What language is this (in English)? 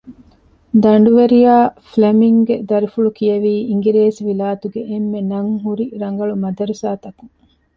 Divehi